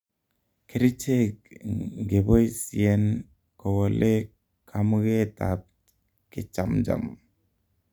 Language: Kalenjin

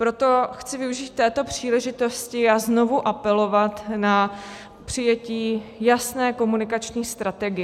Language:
Czech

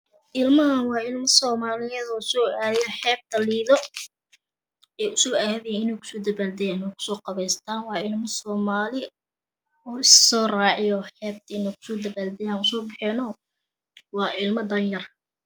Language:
Somali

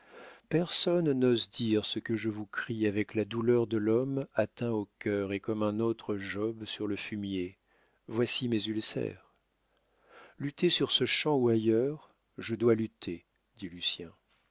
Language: French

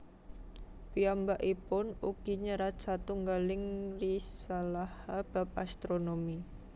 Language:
Javanese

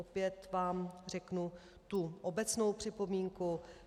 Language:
Czech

